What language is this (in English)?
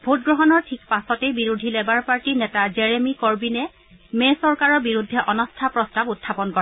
Assamese